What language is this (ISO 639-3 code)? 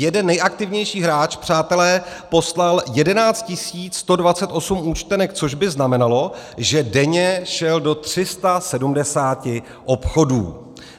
ces